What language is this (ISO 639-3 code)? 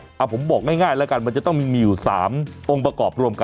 tha